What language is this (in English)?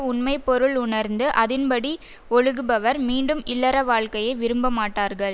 Tamil